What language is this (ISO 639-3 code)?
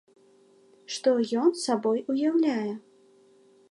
bel